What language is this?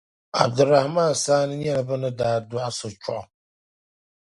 Dagbani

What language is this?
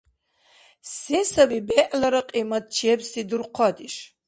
Dargwa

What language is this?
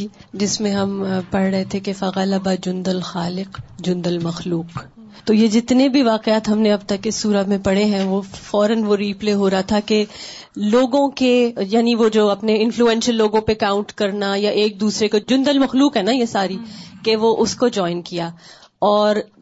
Urdu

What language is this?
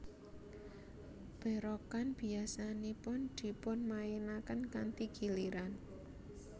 Javanese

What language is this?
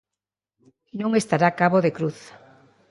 Galician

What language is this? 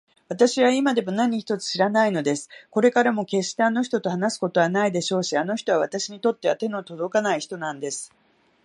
Japanese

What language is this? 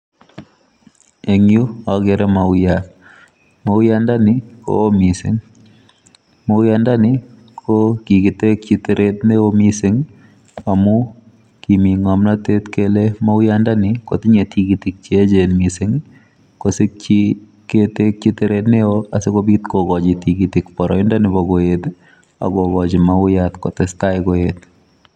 Kalenjin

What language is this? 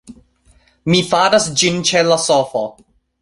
Esperanto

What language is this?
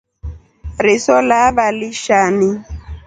Rombo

